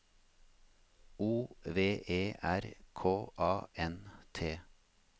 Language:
Norwegian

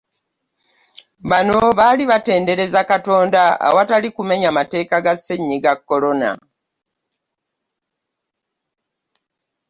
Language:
Ganda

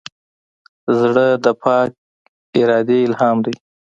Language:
Pashto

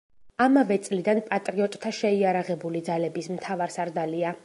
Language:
Georgian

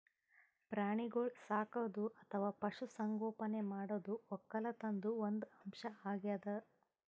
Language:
Kannada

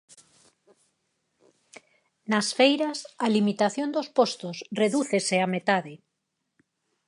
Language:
Galician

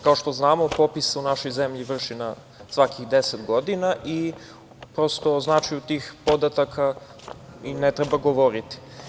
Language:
Serbian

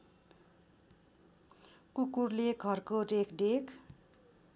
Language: Nepali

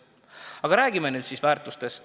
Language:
Estonian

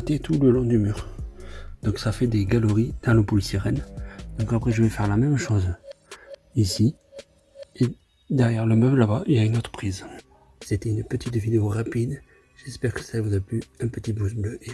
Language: French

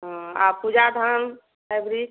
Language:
Odia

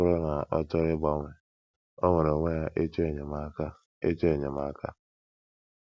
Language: Igbo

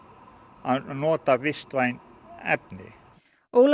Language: Icelandic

